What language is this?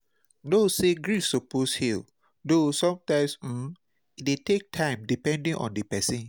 Nigerian Pidgin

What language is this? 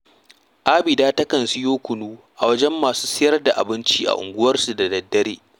Hausa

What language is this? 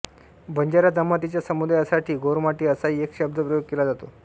Marathi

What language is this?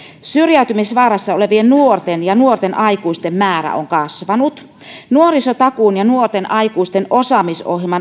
Finnish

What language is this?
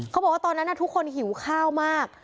Thai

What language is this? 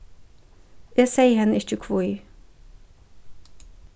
Faroese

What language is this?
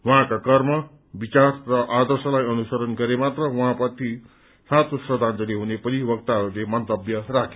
Nepali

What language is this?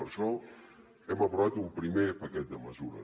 Catalan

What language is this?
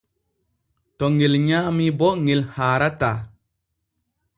Borgu Fulfulde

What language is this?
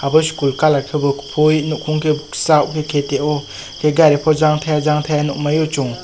Kok Borok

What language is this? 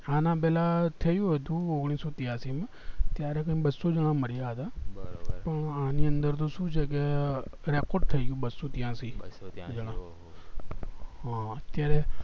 Gujarati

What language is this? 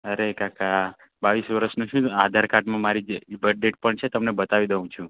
Gujarati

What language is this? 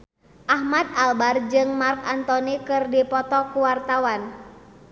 Sundanese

